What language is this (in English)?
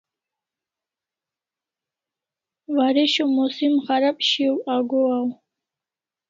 Kalasha